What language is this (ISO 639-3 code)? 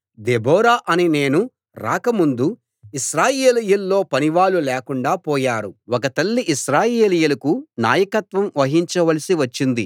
tel